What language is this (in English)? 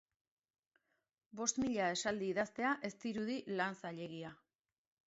Basque